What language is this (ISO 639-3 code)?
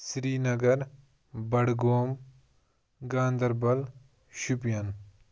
kas